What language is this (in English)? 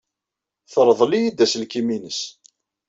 Kabyle